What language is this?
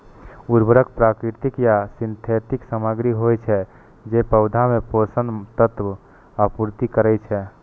Maithili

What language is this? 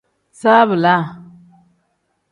Tem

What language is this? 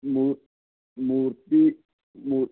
Punjabi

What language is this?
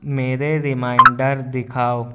Urdu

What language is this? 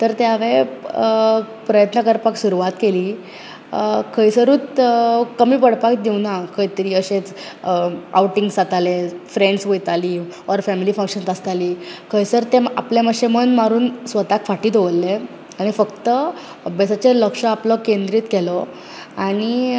Konkani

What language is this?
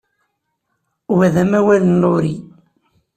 Kabyle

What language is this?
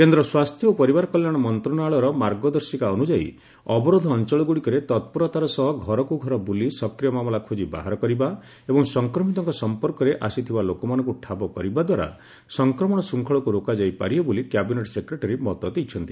Odia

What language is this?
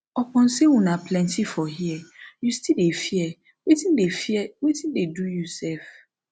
Nigerian Pidgin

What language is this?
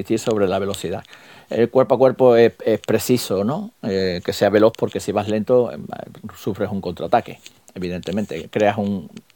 Spanish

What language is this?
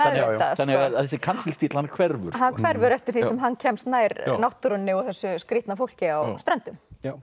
Icelandic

